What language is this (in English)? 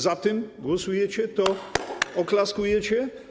Polish